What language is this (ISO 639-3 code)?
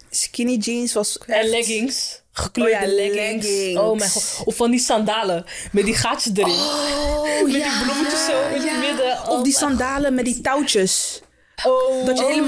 nld